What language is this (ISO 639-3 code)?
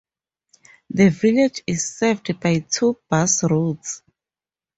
eng